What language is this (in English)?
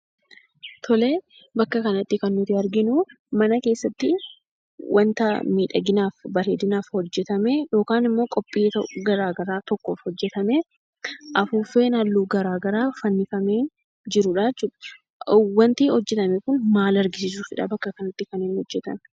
Oromo